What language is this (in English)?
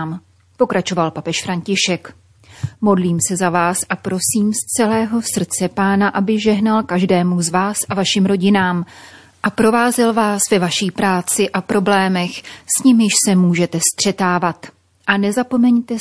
Czech